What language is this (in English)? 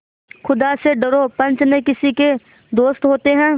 Hindi